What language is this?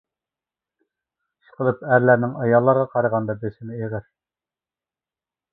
Uyghur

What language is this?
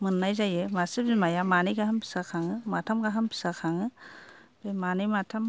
Bodo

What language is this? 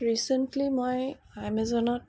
Assamese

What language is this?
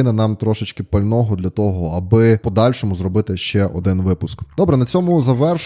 Ukrainian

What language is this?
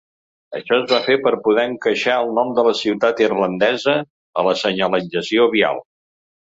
Catalan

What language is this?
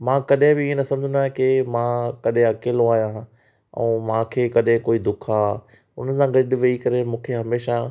Sindhi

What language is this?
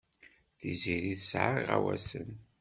Kabyle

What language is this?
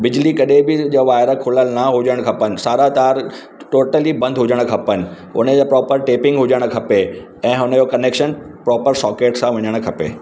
Sindhi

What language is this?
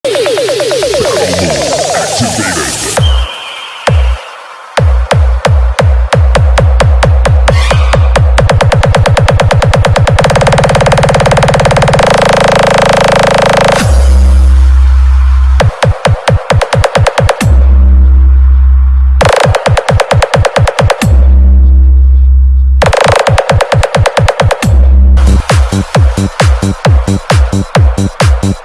Vietnamese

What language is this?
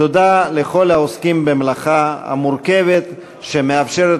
Hebrew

